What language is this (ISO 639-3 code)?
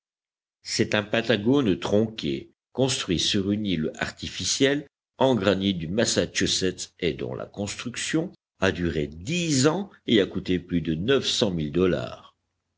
fra